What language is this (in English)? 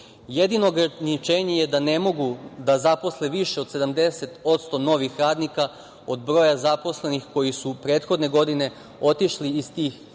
Serbian